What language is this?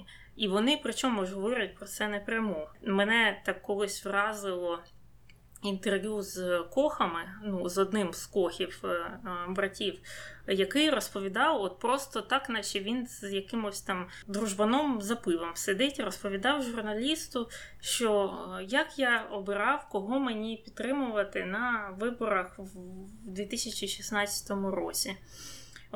Ukrainian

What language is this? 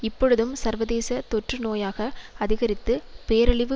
Tamil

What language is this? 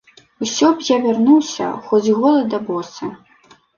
Belarusian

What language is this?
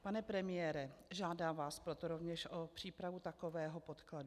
Czech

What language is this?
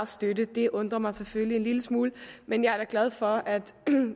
Danish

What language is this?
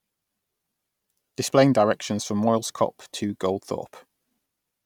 English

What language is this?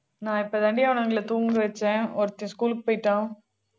Tamil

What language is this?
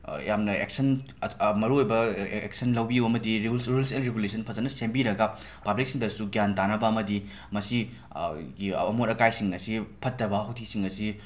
Manipuri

